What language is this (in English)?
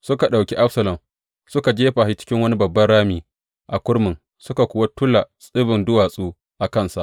Hausa